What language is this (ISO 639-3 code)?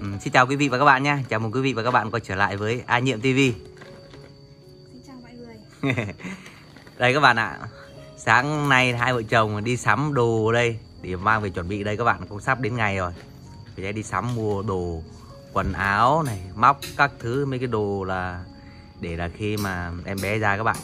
vie